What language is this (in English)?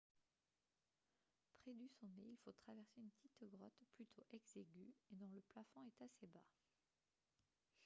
French